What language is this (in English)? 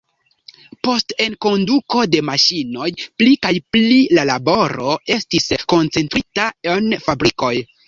Esperanto